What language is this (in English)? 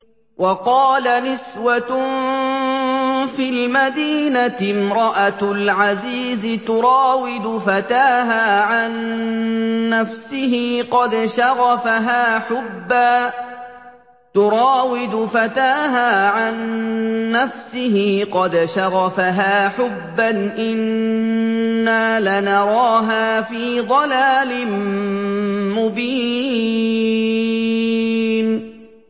Arabic